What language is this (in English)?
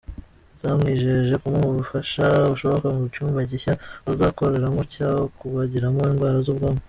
Kinyarwanda